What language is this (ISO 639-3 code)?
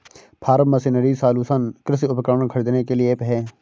hin